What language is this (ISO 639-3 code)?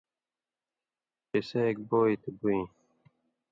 mvy